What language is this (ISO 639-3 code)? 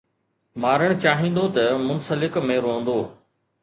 snd